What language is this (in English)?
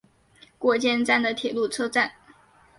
Chinese